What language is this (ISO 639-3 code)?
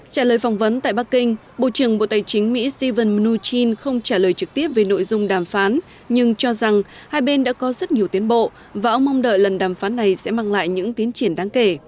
vie